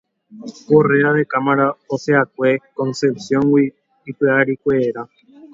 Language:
Guarani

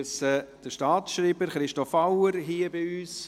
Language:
Swiss German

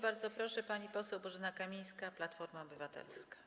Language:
Polish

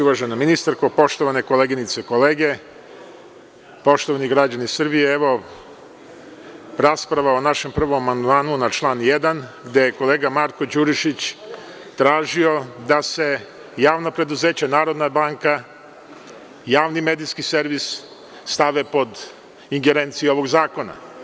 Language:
Serbian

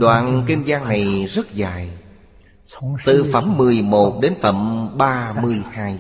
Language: Vietnamese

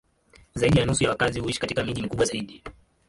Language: Swahili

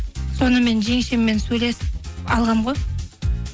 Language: Kazakh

